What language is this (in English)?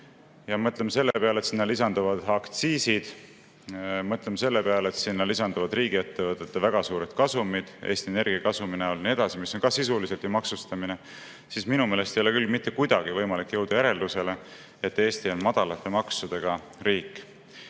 Estonian